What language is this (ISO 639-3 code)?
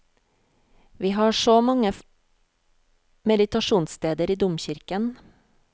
nor